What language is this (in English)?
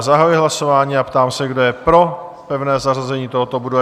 Czech